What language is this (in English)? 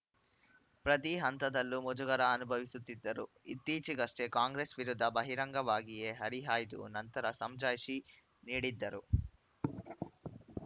Kannada